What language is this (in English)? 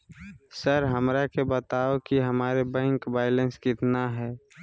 Magahi